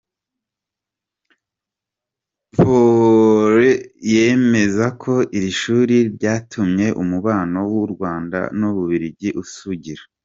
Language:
Kinyarwanda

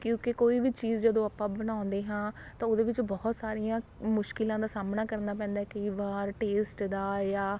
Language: Punjabi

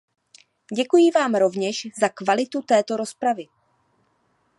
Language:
Czech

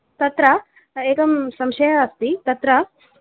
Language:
Sanskrit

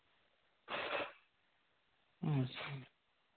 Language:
Santali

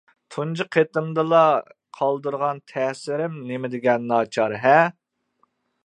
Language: Uyghur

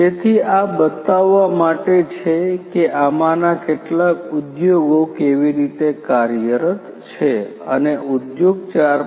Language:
Gujarati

